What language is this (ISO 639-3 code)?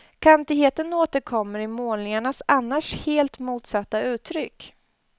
swe